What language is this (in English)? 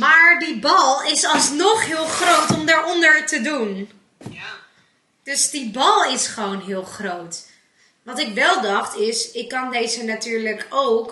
Dutch